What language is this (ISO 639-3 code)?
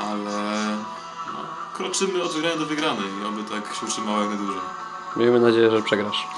pol